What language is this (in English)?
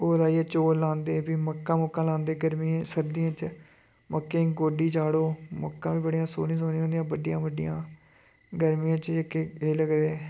Dogri